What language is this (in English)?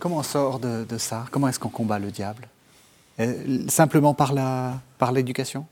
French